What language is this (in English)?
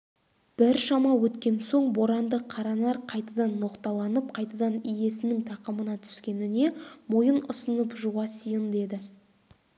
Kazakh